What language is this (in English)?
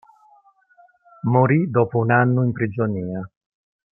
Italian